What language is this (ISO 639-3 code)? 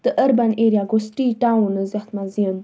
kas